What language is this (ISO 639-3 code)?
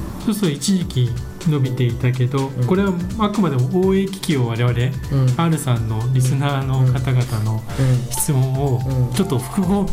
jpn